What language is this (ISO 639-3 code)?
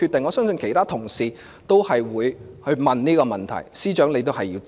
yue